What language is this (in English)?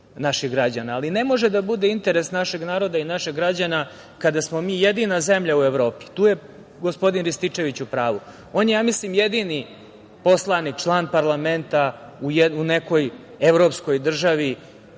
Serbian